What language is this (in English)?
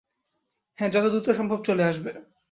Bangla